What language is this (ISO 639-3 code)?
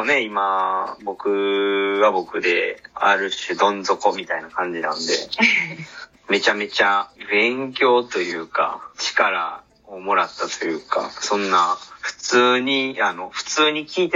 jpn